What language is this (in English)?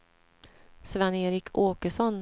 Swedish